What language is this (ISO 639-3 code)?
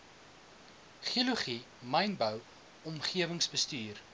afr